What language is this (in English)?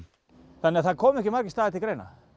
Icelandic